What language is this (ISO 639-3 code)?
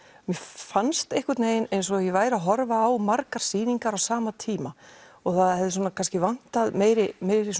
isl